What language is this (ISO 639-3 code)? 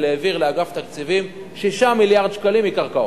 heb